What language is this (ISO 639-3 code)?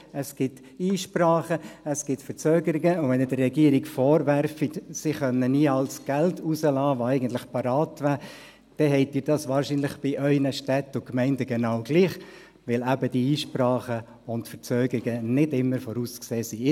gsw